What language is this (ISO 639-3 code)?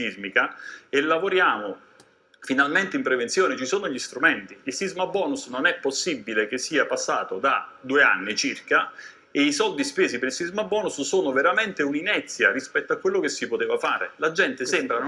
ita